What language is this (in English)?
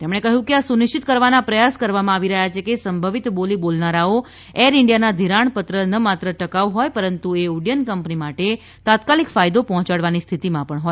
Gujarati